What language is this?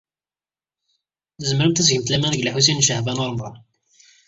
Kabyle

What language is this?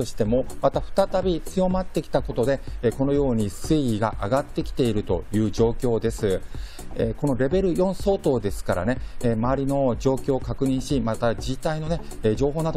Japanese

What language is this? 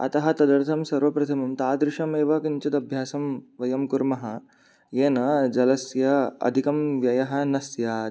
Sanskrit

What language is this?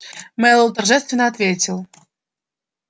Russian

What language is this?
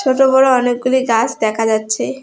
Bangla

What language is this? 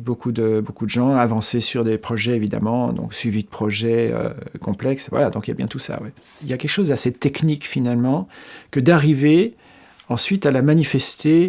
French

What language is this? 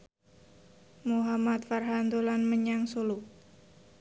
Javanese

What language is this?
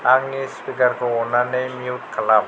Bodo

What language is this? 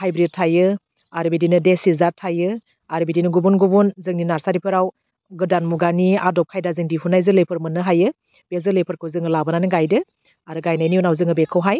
Bodo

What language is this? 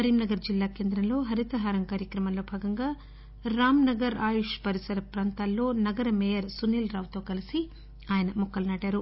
Telugu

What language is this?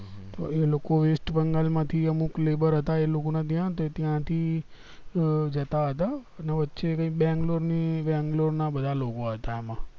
Gujarati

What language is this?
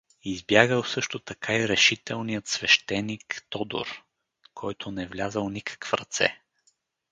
Bulgarian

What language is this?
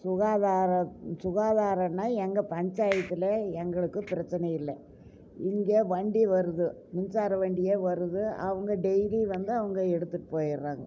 Tamil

